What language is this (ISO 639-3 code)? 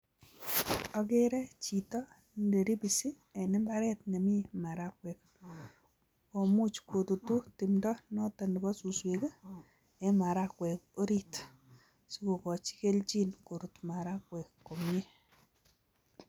kln